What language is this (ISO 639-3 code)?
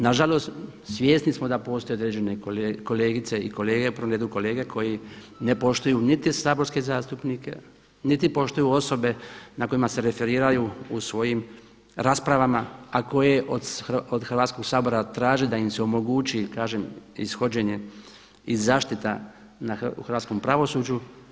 hrv